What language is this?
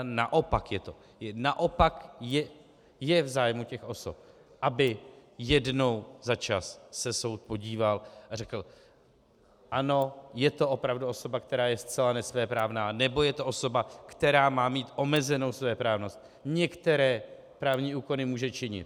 Czech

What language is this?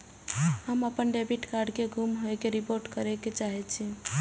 Maithili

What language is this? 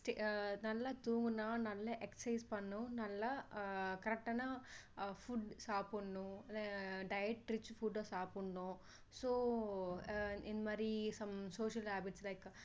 Tamil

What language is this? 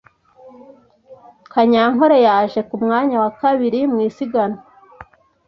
Kinyarwanda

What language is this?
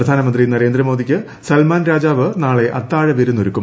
Malayalam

